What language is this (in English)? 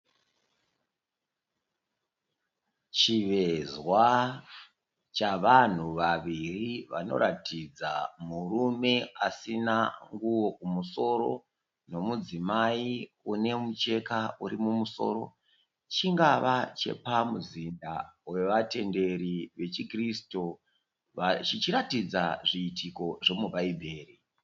Shona